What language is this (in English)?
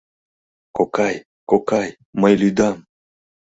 Mari